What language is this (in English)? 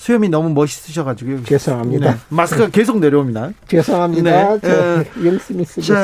Korean